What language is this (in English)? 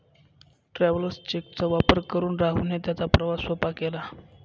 Marathi